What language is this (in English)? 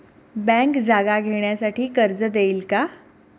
Marathi